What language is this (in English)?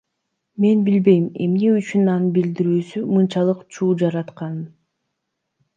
Kyrgyz